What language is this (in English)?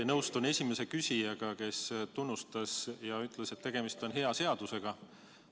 Estonian